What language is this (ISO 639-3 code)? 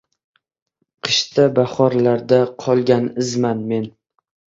uzb